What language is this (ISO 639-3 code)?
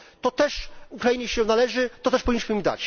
pol